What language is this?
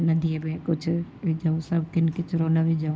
Sindhi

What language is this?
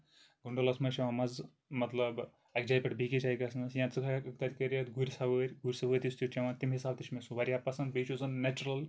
Kashmiri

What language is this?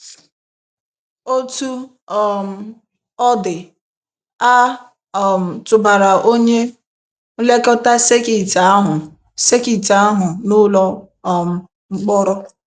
Igbo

